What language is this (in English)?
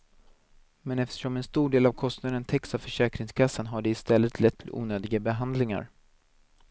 Swedish